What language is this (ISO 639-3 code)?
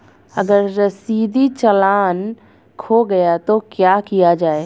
hin